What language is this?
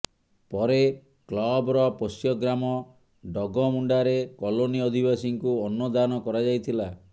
Odia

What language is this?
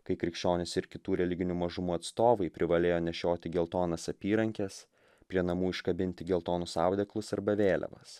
Lithuanian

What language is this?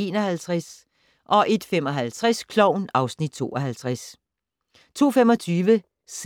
Danish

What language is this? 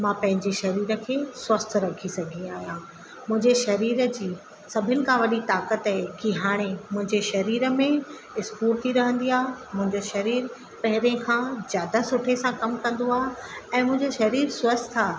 Sindhi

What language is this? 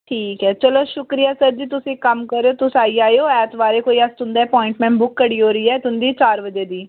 Dogri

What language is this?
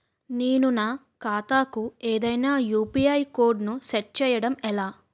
Telugu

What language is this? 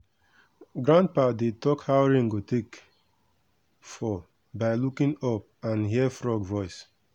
Nigerian Pidgin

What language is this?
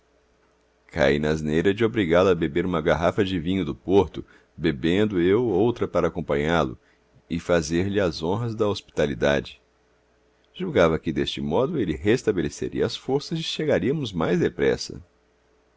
Portuguese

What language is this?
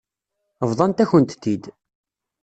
Kabyle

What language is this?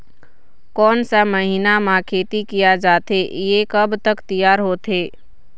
Chhattisgarhi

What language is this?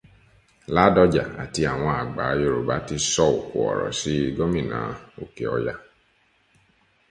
Yoruba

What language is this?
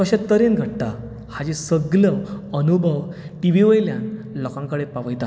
Konkani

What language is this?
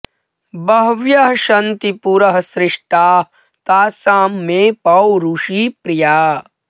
Sanskrit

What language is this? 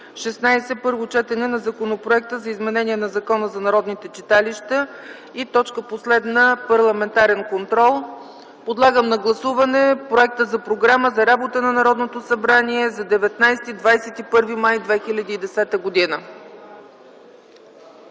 Bulgarian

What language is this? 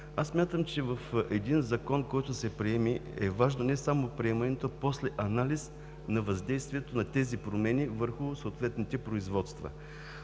Bulgarian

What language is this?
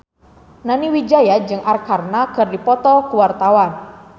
Sundanese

